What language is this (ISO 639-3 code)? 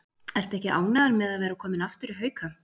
isl